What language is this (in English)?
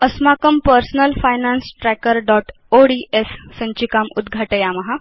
Sanskrit